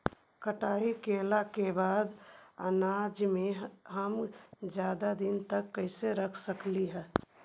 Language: Magahi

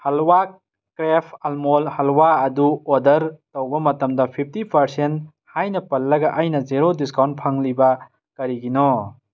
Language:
Manipuri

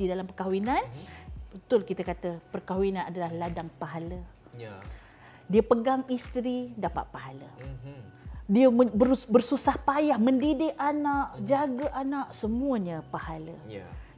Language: Malay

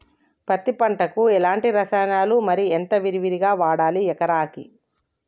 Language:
Telugu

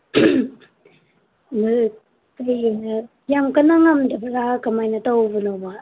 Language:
Manipuri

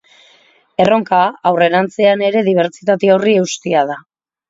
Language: Basque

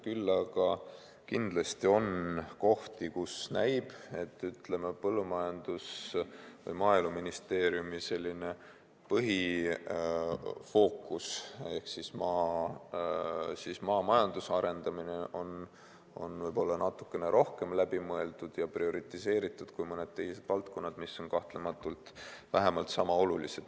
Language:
Estonian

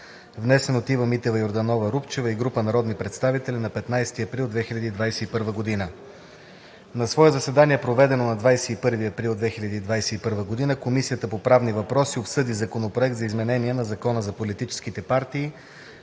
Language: Bulgarian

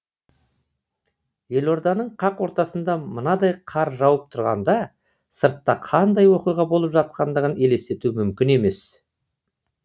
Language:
Kazakh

